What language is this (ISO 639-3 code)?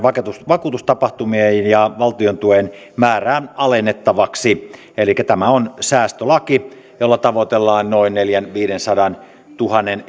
fin